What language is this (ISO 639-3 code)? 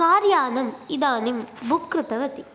san